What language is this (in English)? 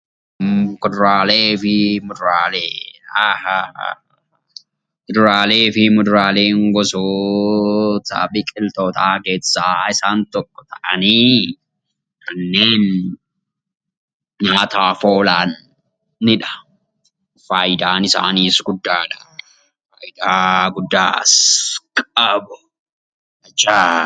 Oromo